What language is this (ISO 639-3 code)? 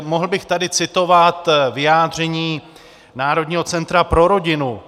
ces